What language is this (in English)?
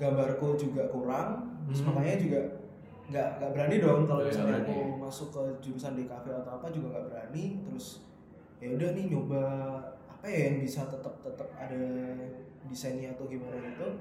Indonesian